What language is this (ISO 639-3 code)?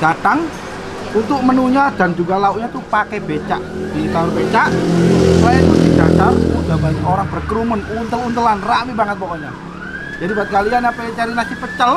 ind